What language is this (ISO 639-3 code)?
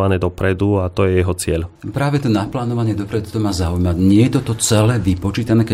slk